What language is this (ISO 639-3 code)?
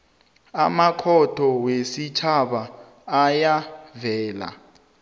nbl